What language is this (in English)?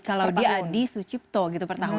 Indonesian